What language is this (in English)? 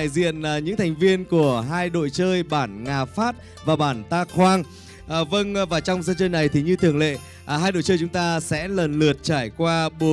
Vietnamese